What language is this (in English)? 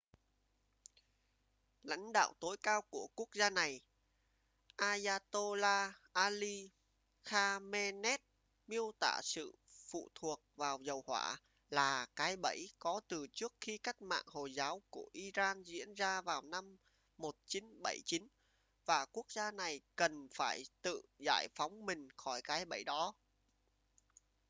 Vietnamese